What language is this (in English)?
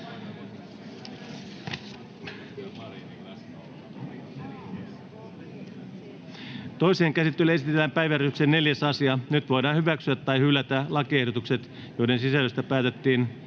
Finnish